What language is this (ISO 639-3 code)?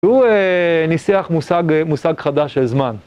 heb